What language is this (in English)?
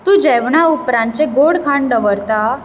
Konkani